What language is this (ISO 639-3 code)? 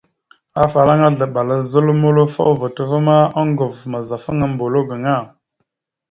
mxu